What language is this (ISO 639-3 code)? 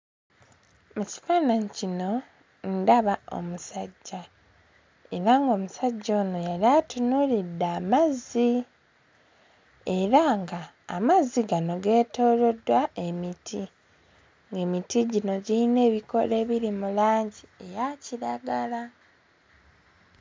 lug